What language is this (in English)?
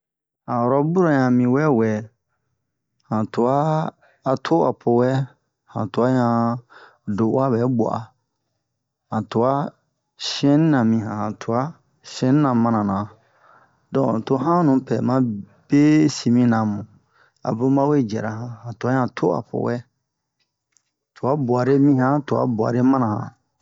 Bomu